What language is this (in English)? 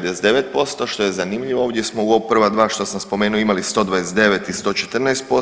Croatian